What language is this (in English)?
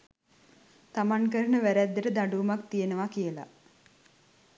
Sinhala